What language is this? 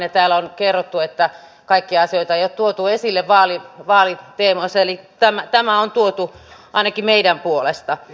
Finnish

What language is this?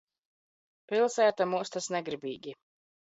Latvian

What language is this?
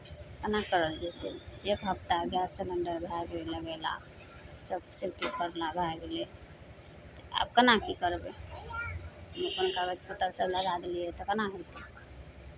Maithili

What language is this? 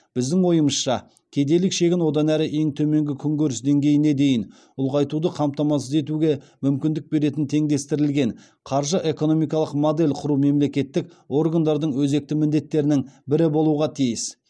Kazakh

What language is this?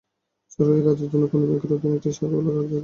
Bangla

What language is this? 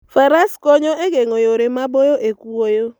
Luo (Kenya and Tanzania)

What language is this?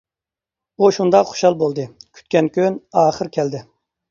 Uyghur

